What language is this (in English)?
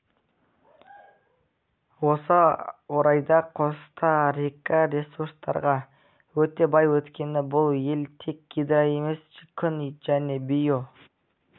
Kazakh